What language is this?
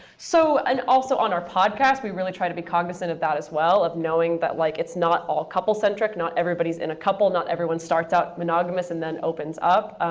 English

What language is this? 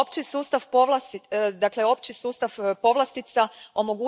Croatian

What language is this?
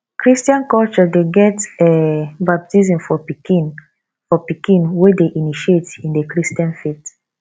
Nigerian Pidgin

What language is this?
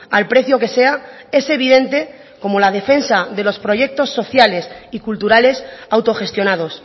Spanish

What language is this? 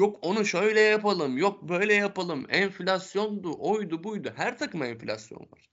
Turkish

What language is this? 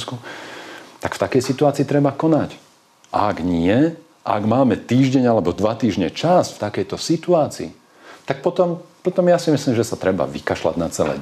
Slovak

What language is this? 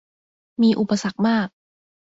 Thai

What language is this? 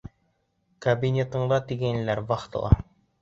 Bashkir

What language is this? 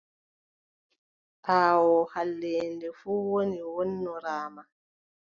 Adamawa Fulfulde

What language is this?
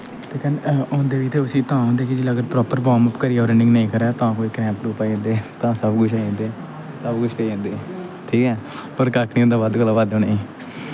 Dogri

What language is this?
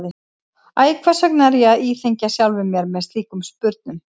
Icelandic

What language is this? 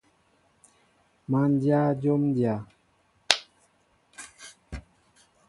Mbo (Cameroon)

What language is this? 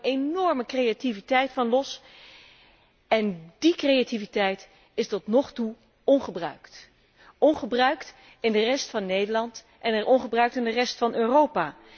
Dutch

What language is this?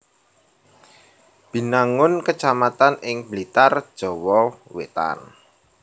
Javanese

